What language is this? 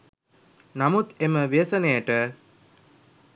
Sinhala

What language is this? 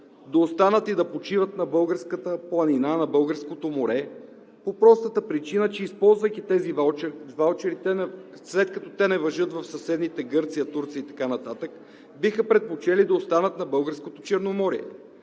Bulgarian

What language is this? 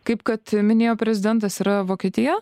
Lithuanian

